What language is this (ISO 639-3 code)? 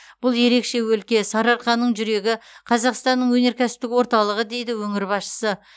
kaz